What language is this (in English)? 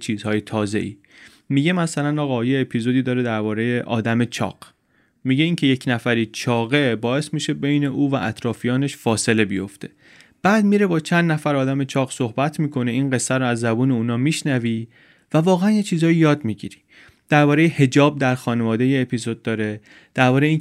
Persian